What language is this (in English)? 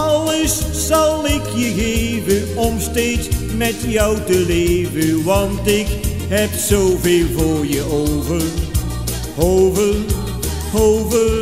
Dutch